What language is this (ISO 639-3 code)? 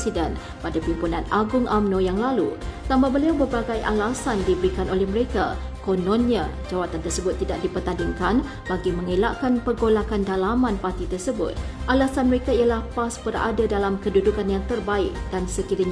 msa